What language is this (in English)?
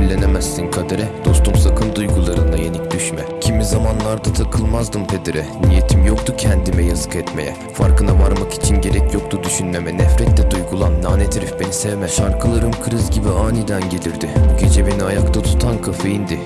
Turkish